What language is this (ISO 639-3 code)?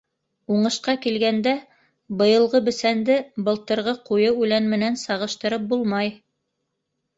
bak